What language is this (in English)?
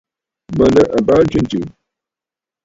Bafut